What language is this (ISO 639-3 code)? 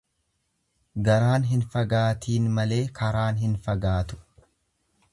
orm